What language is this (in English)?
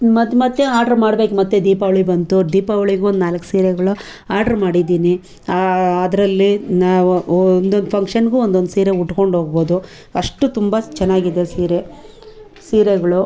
Kannada